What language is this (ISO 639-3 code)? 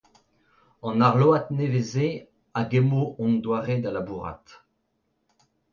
bre